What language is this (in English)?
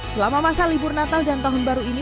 Indonesian